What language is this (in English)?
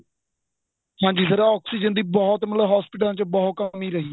Punjabi